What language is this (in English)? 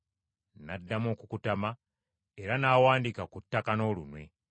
Ganda